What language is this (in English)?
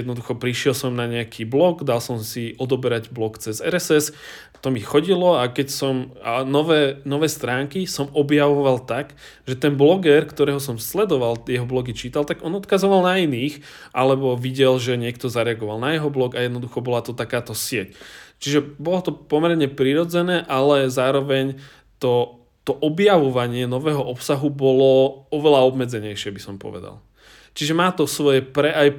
Czech